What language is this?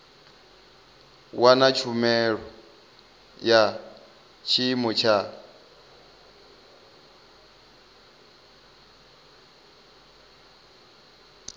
Venda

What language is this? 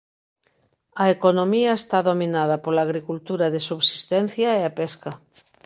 Galician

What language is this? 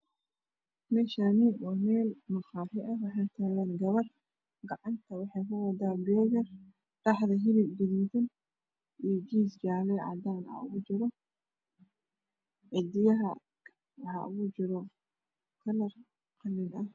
Somali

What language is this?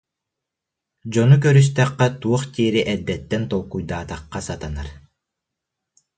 Yakut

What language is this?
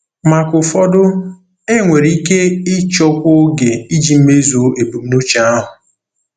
Igbo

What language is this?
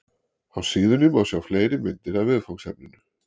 Icelandic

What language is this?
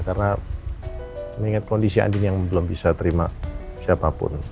Indonesian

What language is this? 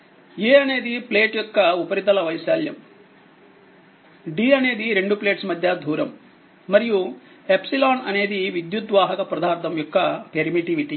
Telugu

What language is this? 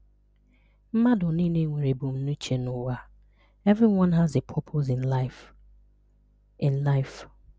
Igbo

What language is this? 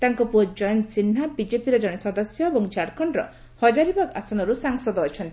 Odia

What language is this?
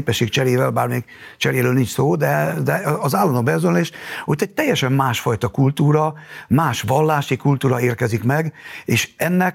Hungarian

